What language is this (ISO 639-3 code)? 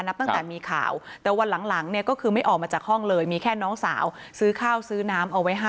tha